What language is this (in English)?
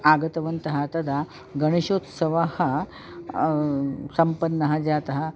Sanskrit